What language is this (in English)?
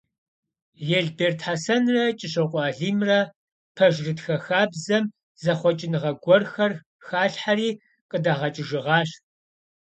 Kabardian